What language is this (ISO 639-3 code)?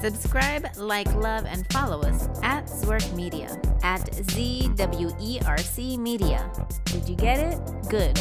eng